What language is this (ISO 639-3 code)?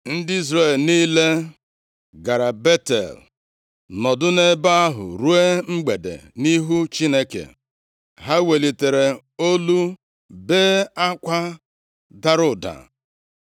ibo